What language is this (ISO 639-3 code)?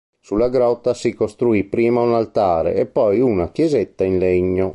ita